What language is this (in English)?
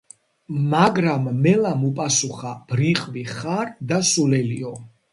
Georgian